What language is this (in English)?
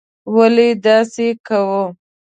Pashto